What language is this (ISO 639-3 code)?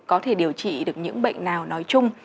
vie